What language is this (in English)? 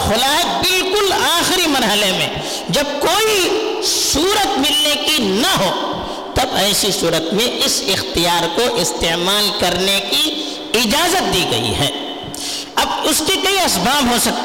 Urdu